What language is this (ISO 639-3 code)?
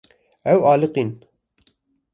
kur